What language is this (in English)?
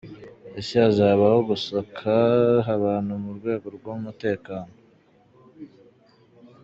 Kinyarwanda